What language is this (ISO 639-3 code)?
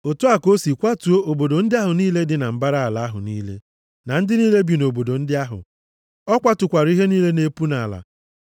ibo